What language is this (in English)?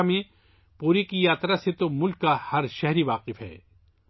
Urdu